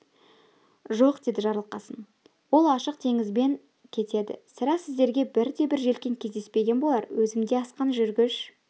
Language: Kazakh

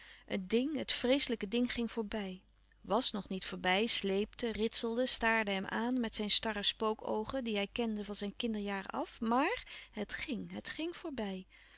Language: Dutch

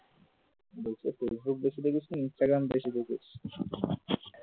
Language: Bangla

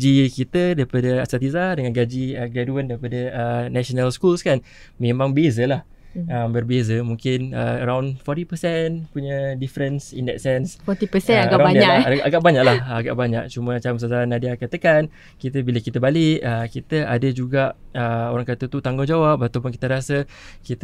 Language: Malay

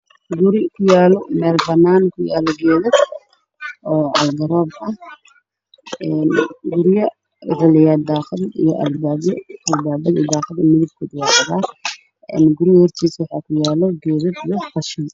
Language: Somali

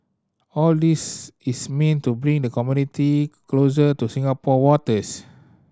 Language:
English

